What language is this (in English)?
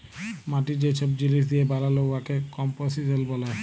Bangla